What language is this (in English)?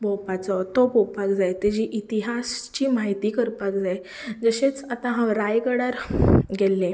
Konkani